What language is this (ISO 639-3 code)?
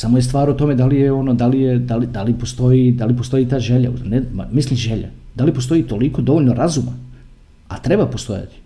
hrv